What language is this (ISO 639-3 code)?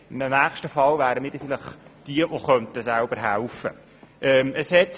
gsw